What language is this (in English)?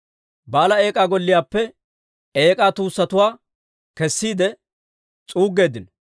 Dawro